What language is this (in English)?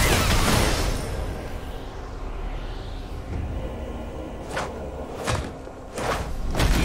Turkish